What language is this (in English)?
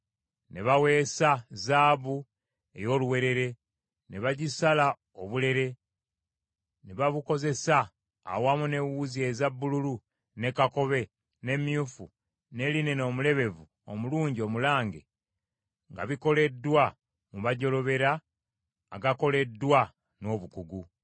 Ganda